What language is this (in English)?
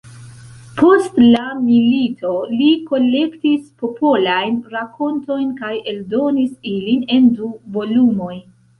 Esperanto